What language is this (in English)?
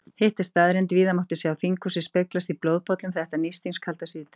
Icelandic